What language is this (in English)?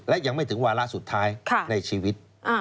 Thai